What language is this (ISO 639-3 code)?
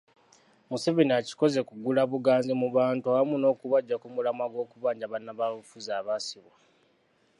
lug